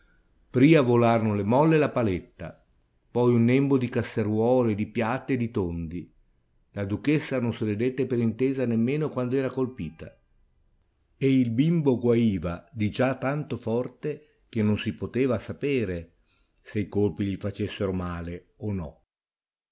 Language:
Italian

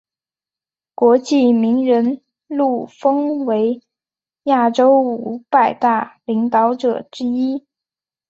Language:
Chinese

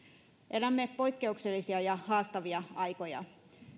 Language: Finnish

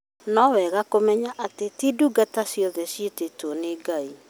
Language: Kikuyu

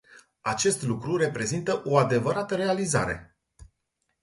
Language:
Romanian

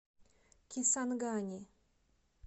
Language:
Russian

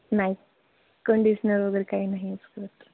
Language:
Marathi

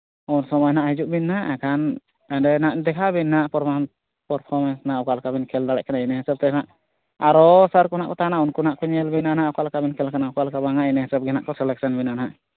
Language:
Santali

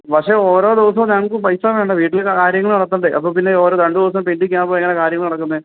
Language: Malayalam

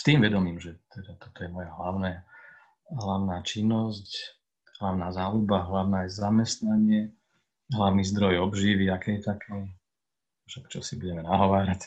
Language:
Slovak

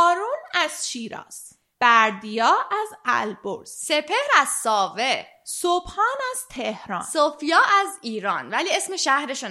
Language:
Persian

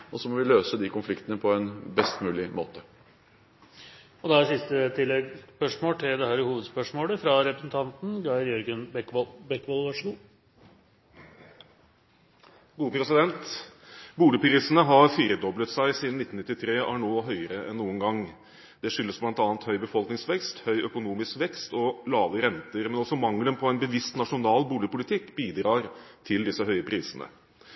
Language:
Norwegian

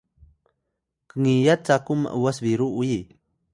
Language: Atayal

